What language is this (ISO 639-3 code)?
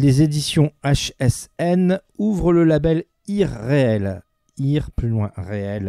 fra